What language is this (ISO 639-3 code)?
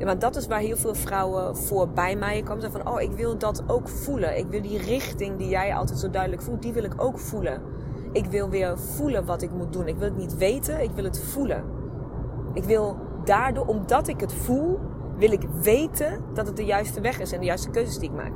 nld